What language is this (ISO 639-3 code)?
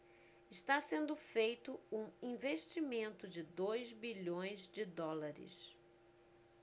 por